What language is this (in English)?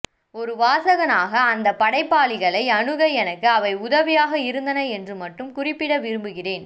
Tamil